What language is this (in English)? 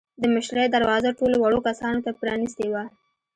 Pashto